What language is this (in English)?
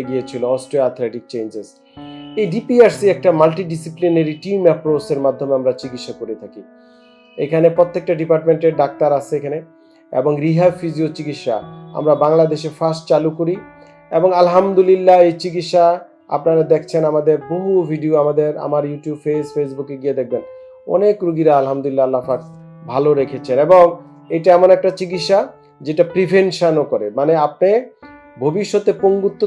Turkish